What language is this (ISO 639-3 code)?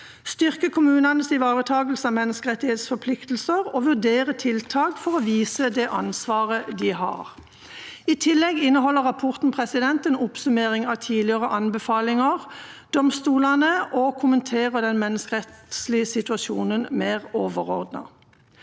nor